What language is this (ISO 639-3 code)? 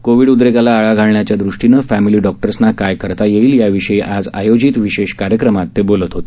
mar